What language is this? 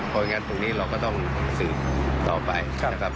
Thai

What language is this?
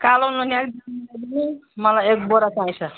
Nepali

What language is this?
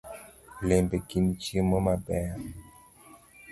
Luo (Kenya and Tanzania)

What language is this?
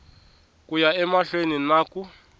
Tsonga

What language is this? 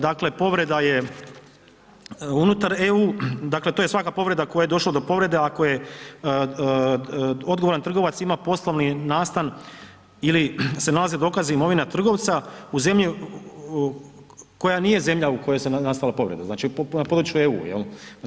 Croatian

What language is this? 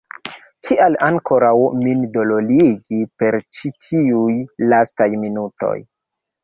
Esperanto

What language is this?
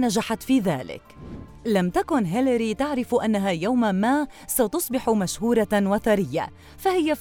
Arabic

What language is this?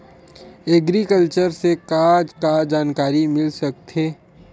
Chhattisgarhi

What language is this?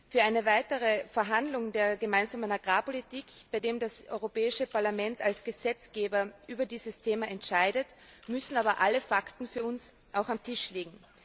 German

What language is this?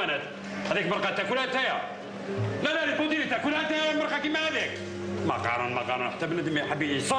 Arabic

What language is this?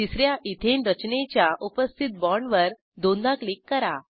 Marathi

